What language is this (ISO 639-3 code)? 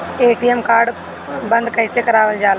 bho